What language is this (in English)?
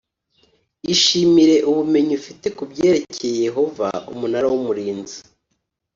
Kinyarwanda